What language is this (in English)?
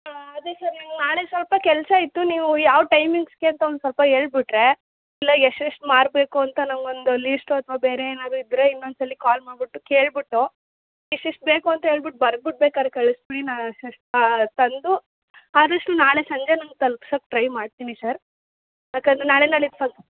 Kannada